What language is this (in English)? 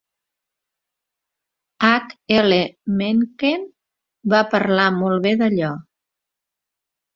Catalan